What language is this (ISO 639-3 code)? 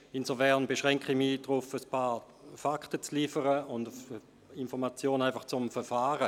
gsw